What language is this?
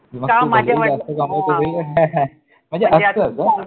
Marathi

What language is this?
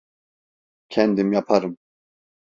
Turkish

